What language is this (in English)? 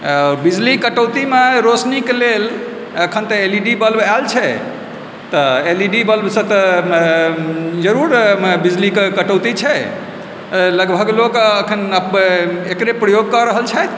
Maithili